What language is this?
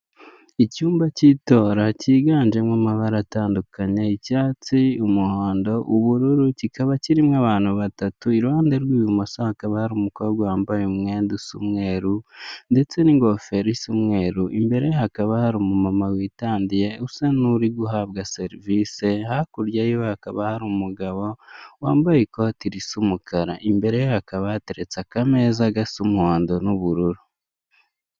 Kinyarwanda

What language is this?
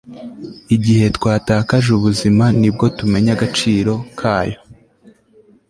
Kinyarwanda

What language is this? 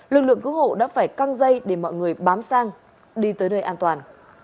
Vietnamese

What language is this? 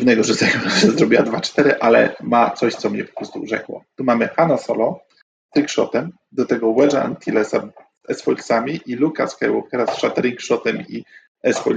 Polish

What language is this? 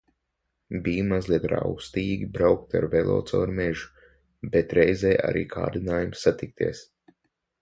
Latvian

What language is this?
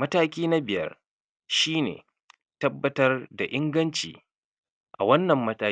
Hausa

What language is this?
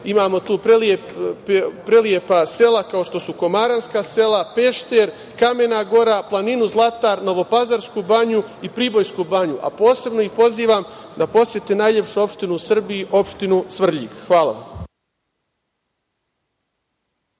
Serbian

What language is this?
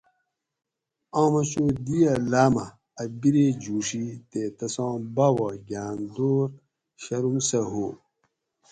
Gawri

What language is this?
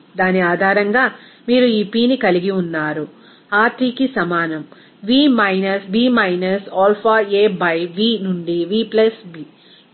Telugu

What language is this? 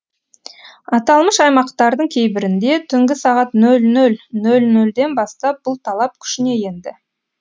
Kazakh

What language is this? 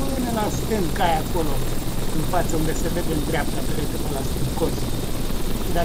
Romanian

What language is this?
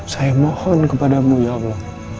Indonesian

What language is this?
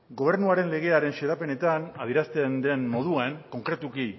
Basque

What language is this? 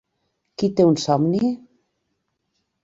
Catalan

